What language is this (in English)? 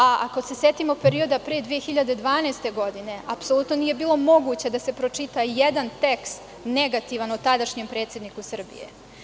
Serbian